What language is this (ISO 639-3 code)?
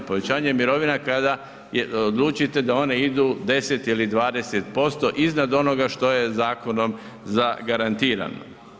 hrv